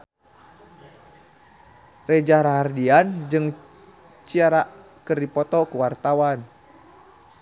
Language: Sundanese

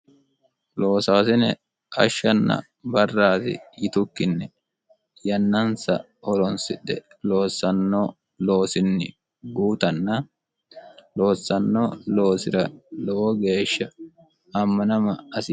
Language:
Sidamo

